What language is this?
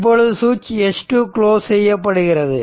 Tamil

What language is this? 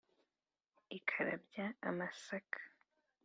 Kinyarwanda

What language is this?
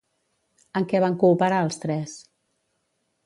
Catalan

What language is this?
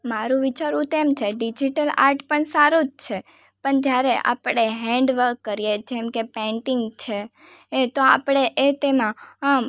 Gujarati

